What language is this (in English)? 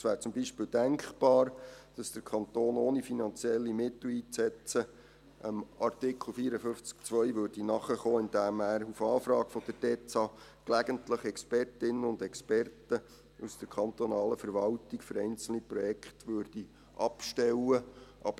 Swiss German